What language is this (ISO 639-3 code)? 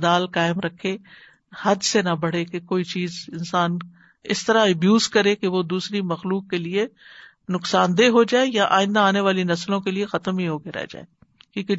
urd